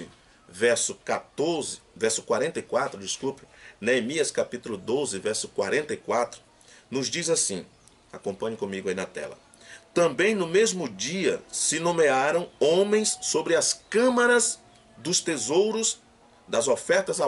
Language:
Portuguese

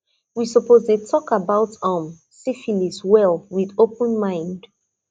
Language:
Nigerian Pidgin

